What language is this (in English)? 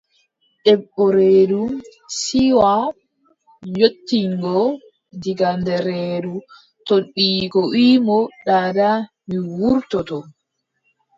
Adamawa Fulfulde